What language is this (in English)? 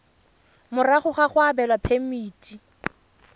Tswana